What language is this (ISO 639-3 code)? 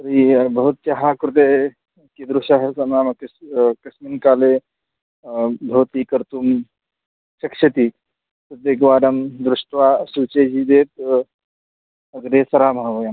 san